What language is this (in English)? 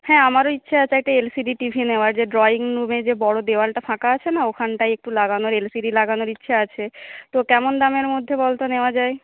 Bangla